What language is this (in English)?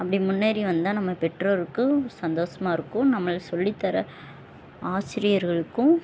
Tamil